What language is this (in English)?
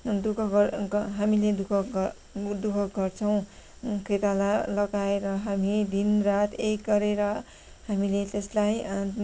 Nepali